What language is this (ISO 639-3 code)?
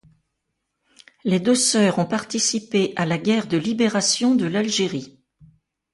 fra